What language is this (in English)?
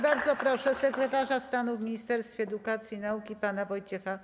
Polish